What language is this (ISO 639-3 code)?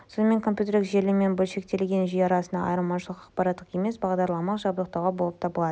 kaz